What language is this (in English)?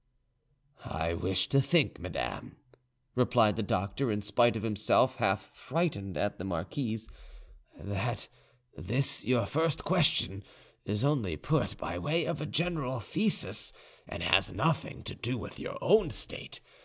English